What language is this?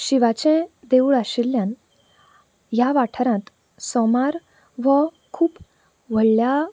Konkani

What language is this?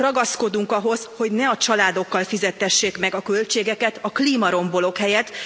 Hungarian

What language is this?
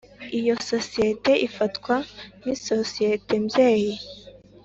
Kinyarwanda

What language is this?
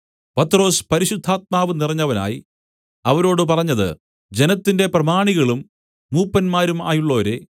Malayalam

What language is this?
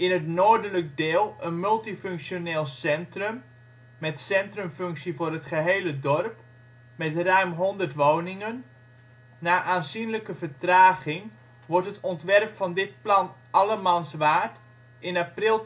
Dutch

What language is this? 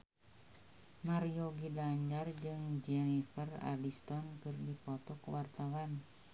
Sundanese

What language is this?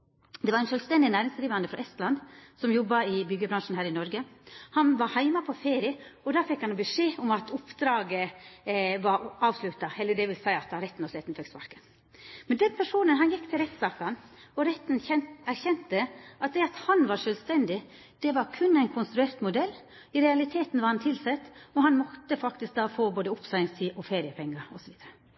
Norwegian Nynorsk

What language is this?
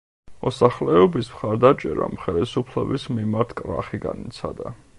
Georgian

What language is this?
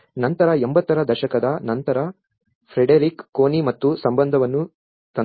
Kannada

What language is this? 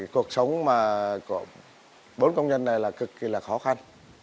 Vietnamese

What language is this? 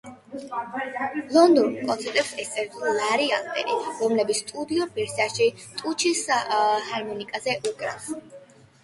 Georgian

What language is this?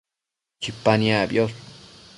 Matsés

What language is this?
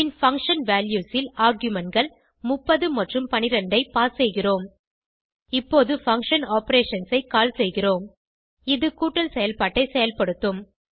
Tamil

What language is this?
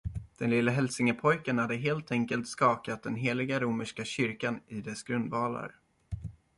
Swedish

